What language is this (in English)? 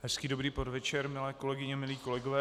Czech